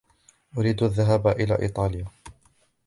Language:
Arabic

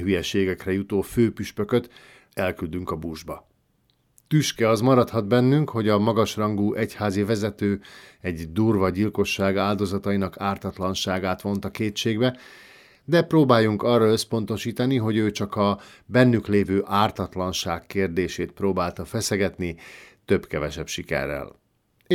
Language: Hungarian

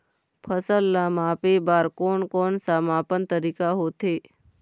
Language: Chhattisgarhi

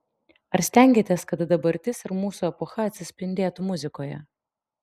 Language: Lithuanian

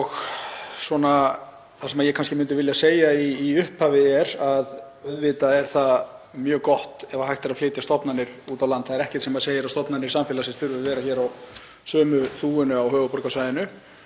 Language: Icelandic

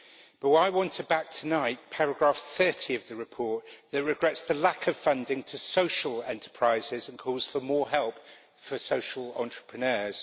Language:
English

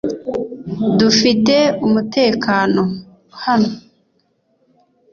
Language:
Kinyarwanda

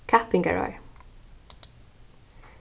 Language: Faroese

